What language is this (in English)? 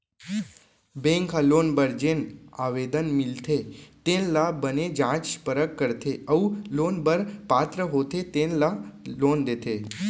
Chhattisgarhi